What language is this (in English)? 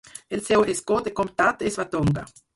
Catalan